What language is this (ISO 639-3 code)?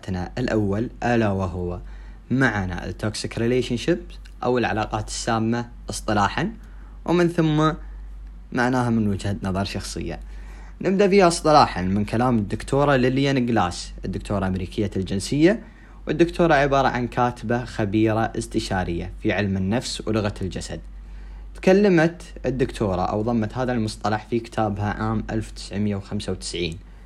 ara